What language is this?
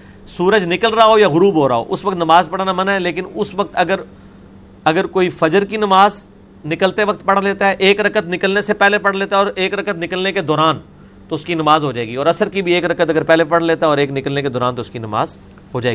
Urdu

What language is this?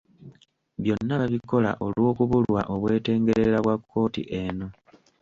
Ganda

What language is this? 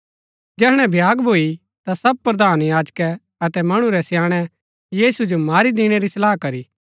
Gaddi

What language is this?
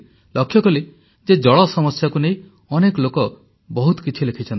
Odia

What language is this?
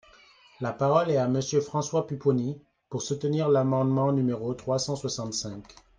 French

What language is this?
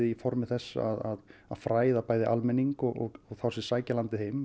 Icelandic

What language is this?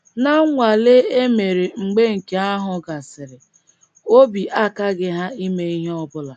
Igbo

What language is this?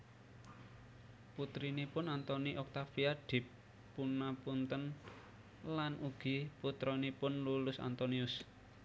Javanese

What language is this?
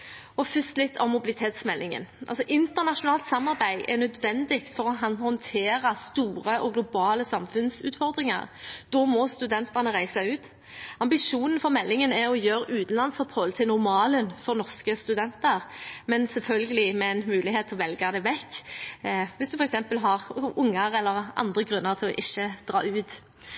Norwegian Bokmål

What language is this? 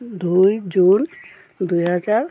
Assamese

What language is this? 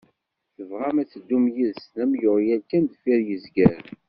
Kabyle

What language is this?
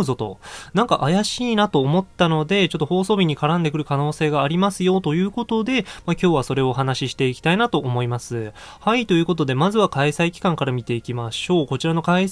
Japanese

